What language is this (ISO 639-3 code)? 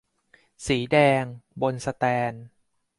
tha